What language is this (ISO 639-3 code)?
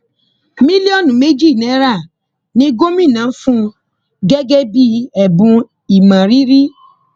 yor